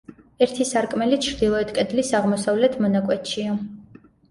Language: Georgian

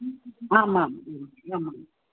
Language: Sanskrit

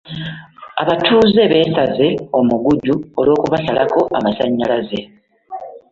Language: Ganda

